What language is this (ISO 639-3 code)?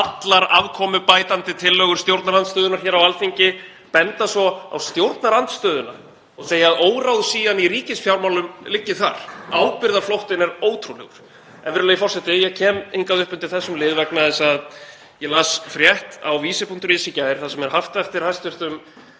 isl